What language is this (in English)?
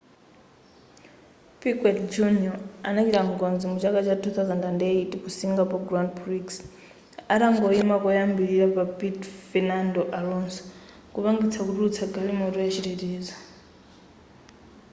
Nyanja